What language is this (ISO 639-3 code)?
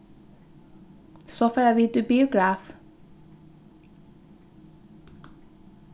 fao